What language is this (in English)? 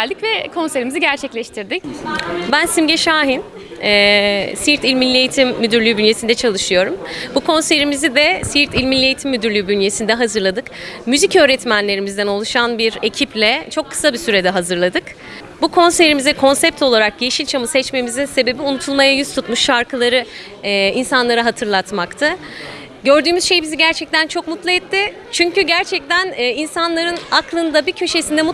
Turkish